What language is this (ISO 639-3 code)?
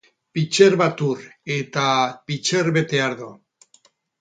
eus